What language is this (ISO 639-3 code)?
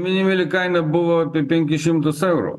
lit